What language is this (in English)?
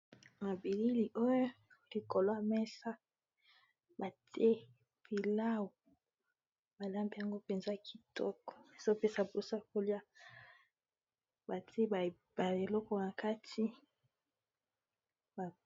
Lingala